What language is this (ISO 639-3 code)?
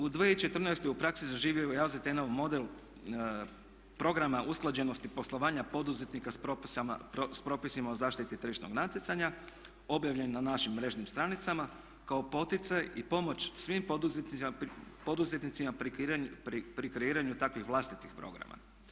hrv